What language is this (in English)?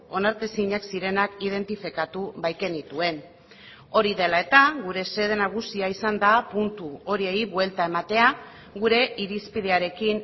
Basque